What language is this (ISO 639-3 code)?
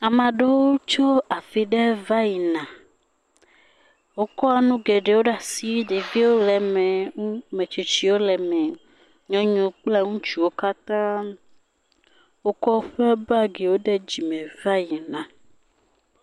ewe